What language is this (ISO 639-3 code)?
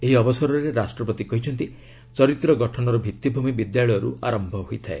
ori